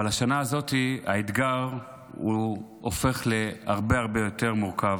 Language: Hebrew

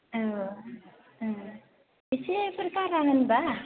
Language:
Bodo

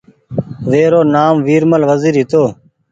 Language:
Goaria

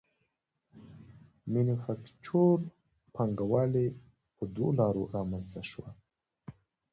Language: Pashto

